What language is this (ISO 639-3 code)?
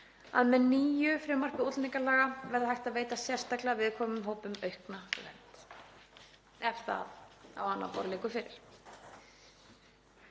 isl